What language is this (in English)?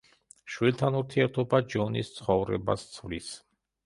Georgian